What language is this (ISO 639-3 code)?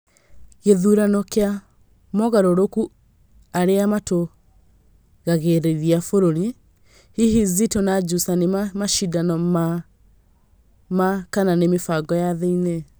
kik